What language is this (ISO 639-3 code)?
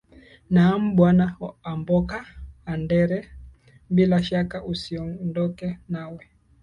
swa